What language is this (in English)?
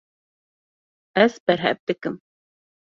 Kurdish